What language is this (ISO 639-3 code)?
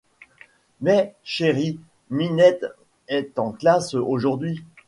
fra